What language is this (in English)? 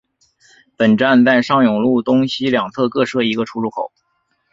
Chinese